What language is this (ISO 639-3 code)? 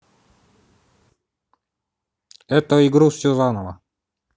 rus